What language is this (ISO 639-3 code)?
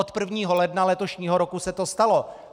ces